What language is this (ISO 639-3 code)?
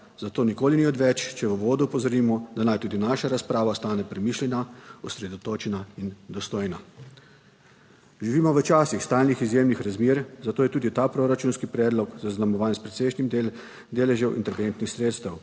slv